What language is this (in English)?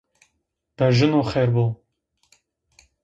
Zaza